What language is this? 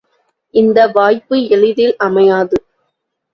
Tamil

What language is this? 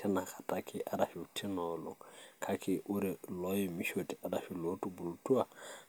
Masai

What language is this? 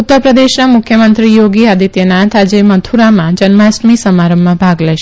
Gujarati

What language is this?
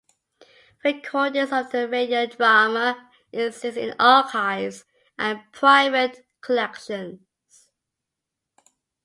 English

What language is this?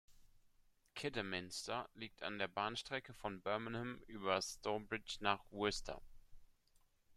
German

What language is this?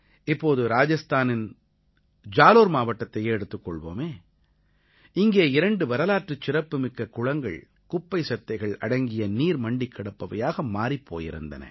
Tamil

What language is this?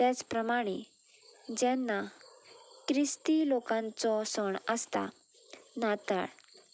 Konkani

